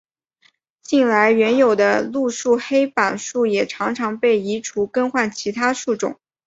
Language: Chinese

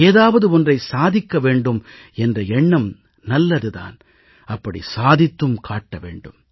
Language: Tamil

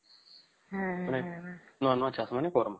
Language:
Odia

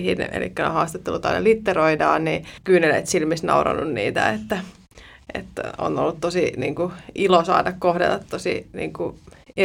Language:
Finnish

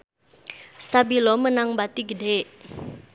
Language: Sundanese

